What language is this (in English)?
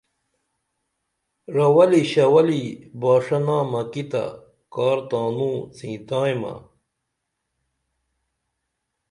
Dameli